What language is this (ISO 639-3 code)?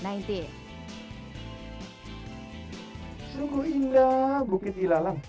ind